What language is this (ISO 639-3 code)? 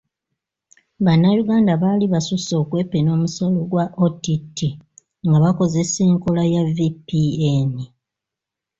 lug